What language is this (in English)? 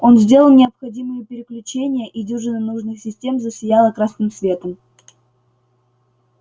Russian